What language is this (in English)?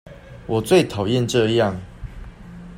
Chinese